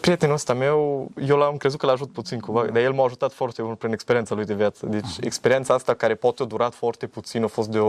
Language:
Romanian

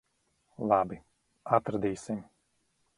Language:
Latvian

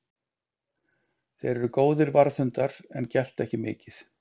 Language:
Icelandic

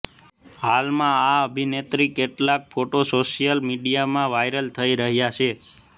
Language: Gujarati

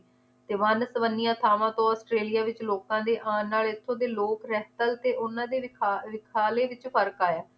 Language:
Punjabi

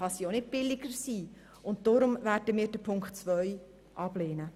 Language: Swiss German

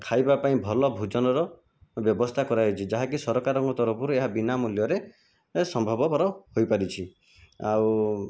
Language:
Odia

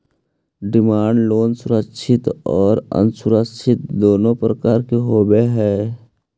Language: Magahi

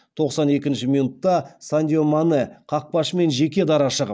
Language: Kazakh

